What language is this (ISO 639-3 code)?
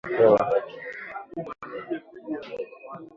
swa